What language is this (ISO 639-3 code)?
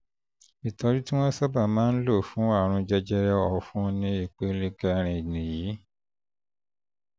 yor